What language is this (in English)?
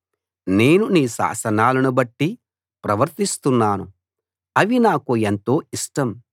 Telugu